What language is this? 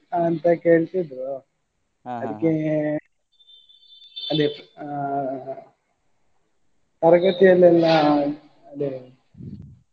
Kannada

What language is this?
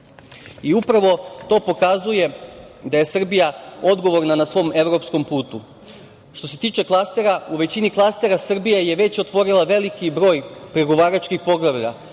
Serbian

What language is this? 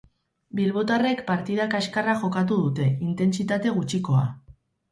Basque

